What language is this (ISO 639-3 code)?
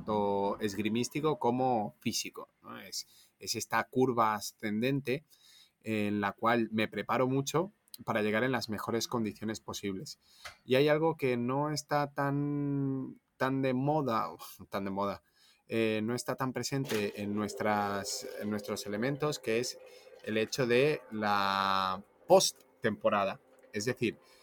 spa